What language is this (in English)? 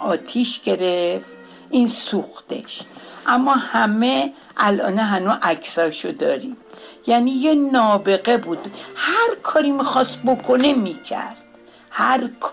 Persian